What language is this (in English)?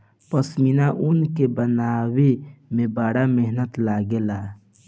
Bhojpuri